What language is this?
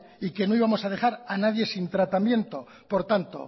Spanish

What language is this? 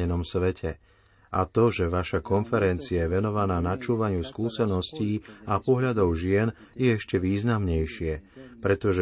Slovak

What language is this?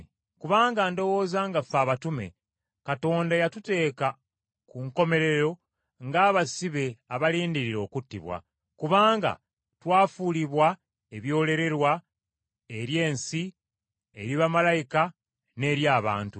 Ganda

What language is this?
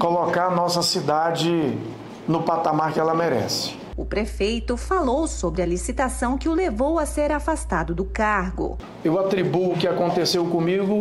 Portuguese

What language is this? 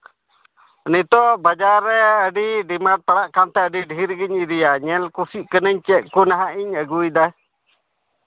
Santali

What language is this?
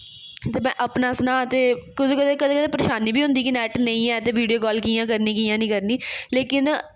Dogri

